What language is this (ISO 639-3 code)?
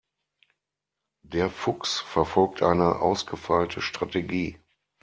deu